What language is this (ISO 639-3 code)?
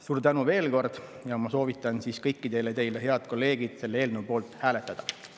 est